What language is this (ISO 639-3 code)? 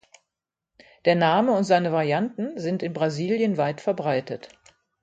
deu